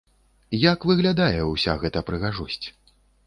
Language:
Belarusian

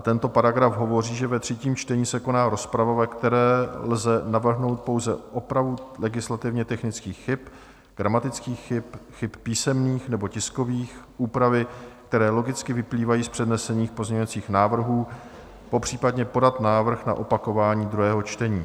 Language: Czech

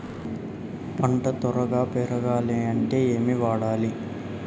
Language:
Telugu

